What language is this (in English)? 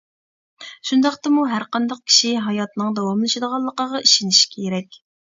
Uyghur